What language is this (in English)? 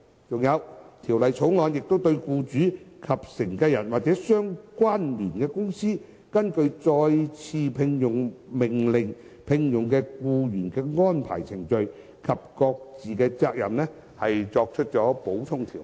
Cantonese